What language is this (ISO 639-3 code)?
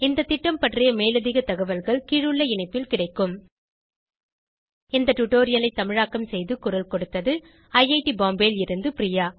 tam